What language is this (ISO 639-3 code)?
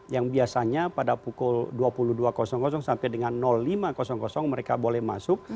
ind